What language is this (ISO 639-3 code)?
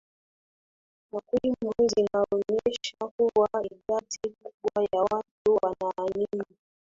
swa